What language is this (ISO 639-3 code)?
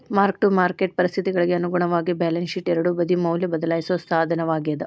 kan